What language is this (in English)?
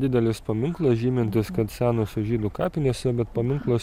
Lithuanian